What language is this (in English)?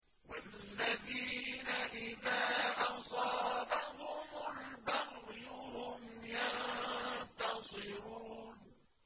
Arabic